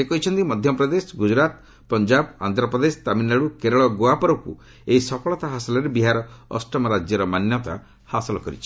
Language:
Odia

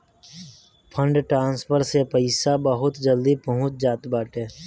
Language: Bhojpuri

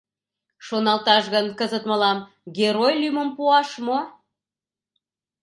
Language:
Mari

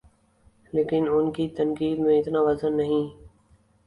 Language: Urdu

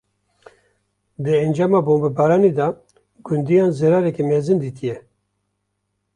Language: Kurdish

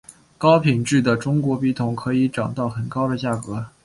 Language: Chinese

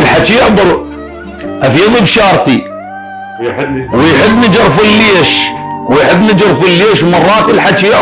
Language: Arabic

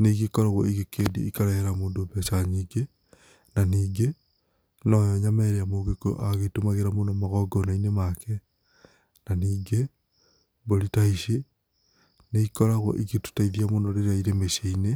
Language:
Kikuyu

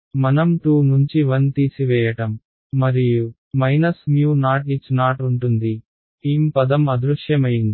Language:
Telugu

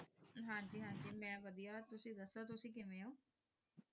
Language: Punjabi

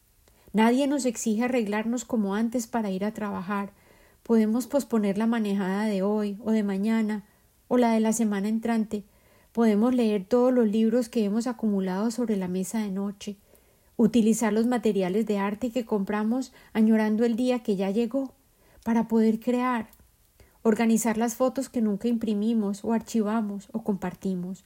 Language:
Spanish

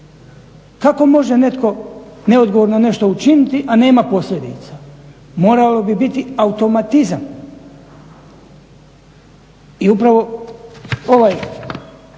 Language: Croatian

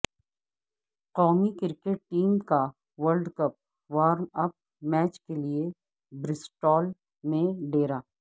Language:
Urdu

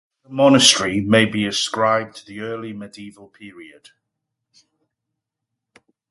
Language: English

